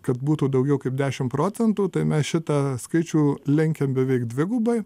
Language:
Lithuanian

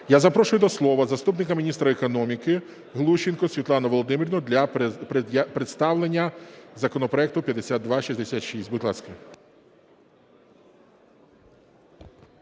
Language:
Ukrainian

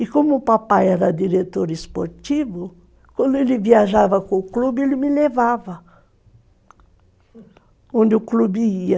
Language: Portuguese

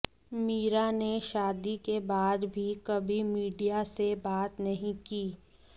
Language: Hindi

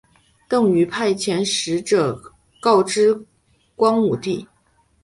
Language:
Chinese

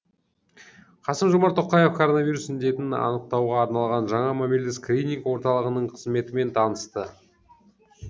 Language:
Kazakh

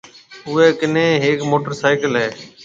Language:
Marwari (Pakistan)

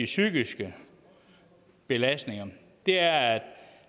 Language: Danish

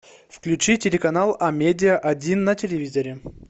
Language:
Russian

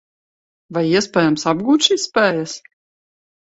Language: Latvian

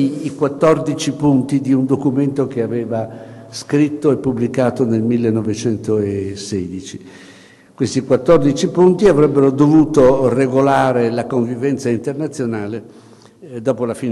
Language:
Italian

